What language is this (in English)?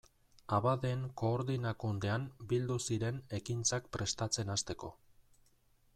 Basque